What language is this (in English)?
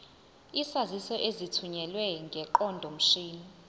Zulu